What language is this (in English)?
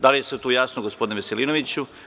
Serbian